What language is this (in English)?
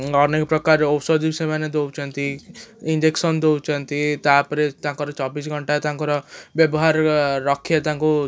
Odia